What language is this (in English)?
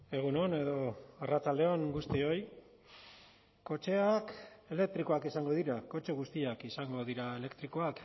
Basque